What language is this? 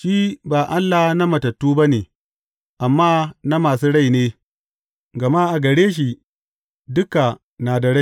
Hausa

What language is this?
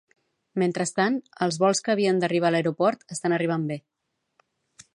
Catalan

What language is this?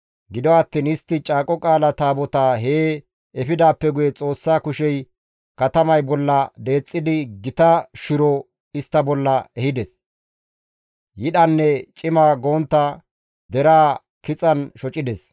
Gamo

